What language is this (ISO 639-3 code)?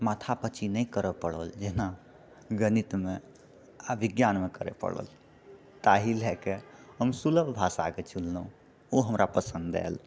mai